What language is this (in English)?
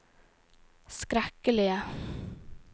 Norwegian